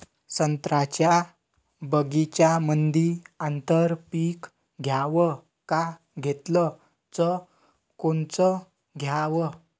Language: Marathi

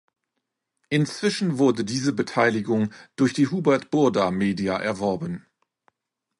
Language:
German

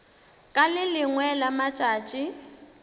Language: Northern Sotho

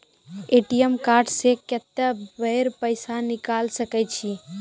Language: Maithili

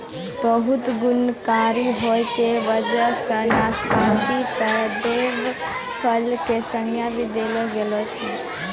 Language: Maithili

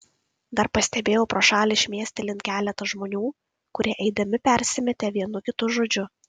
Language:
Lithuanian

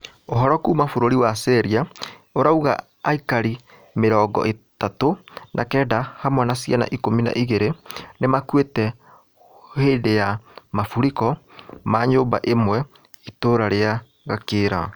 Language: Kikuyu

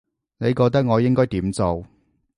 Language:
Cantonese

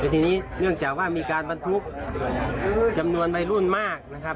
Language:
Thai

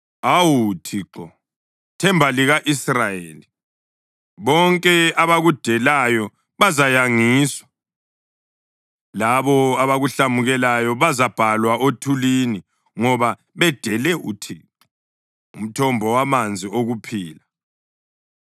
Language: North Ndebele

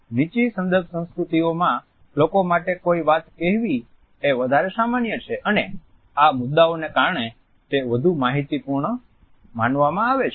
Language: Gujarati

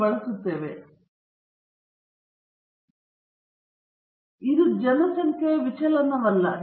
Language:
Kannada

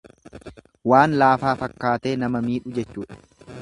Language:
Oromo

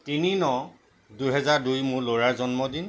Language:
Assamese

